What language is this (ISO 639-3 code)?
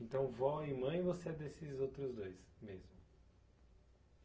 por